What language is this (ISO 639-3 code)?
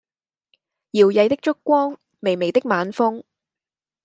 yue